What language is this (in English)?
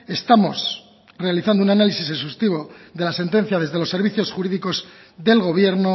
Spanish